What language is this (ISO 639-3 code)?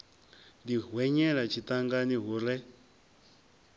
ven